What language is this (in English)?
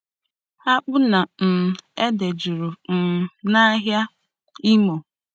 Igbo